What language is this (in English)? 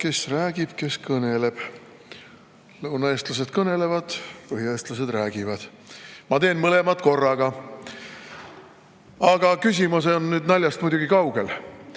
Estonian